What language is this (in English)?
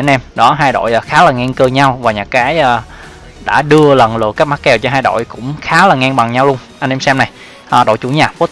Vietnamese